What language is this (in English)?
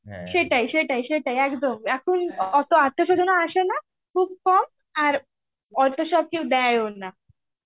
Bangla